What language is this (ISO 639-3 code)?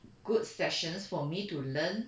eng